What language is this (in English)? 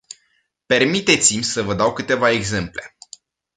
Romanian